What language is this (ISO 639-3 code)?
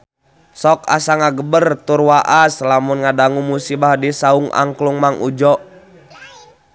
sun